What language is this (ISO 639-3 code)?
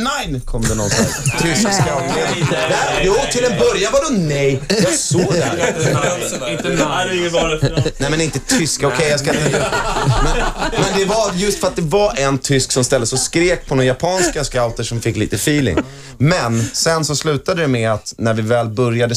swe